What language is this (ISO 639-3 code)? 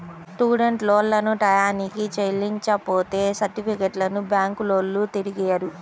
tel